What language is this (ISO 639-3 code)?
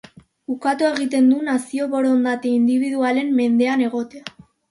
eus